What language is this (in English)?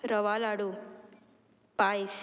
Konkani